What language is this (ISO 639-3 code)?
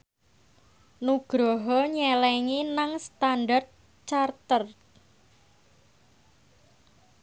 jav